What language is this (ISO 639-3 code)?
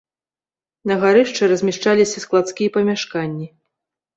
bel